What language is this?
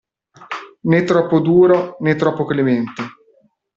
Italian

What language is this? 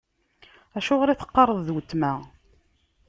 Kabyle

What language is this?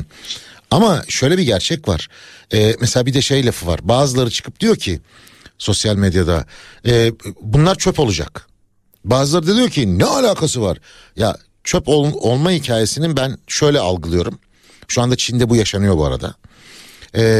Turkish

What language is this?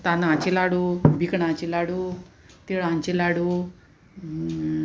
Konkani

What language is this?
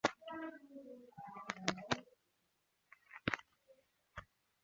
Chinese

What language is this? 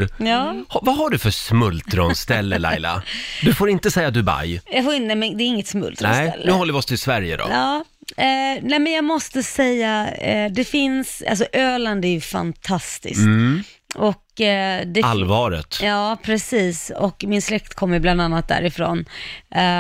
Swedish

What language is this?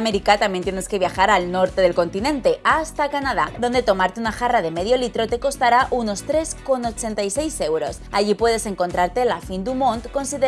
Spanish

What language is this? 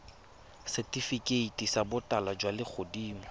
Tswana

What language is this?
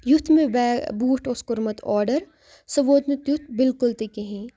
Kashmiri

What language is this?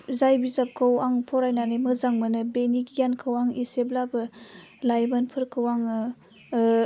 Bodo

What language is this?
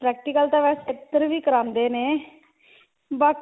Punjabi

